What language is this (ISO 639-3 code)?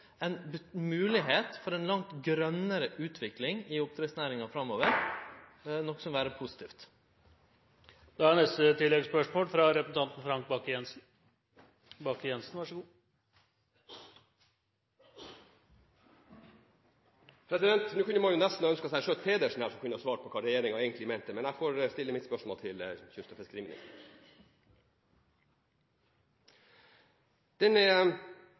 nor